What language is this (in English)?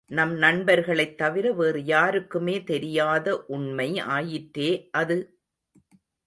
Tamil